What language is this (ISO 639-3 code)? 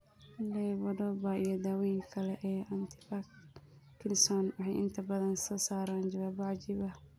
som